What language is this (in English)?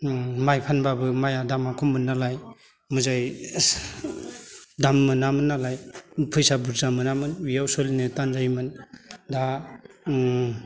Bodo